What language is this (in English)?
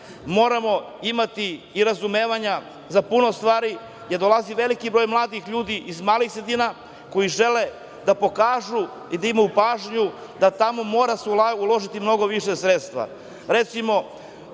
Serbian